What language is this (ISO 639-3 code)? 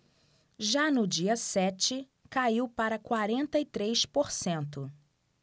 por